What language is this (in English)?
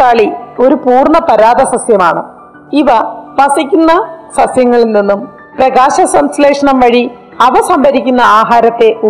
Malayalam